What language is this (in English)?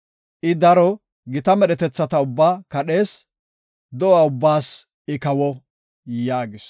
Gofa